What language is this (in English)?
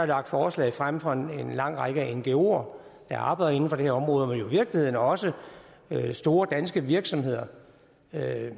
Danish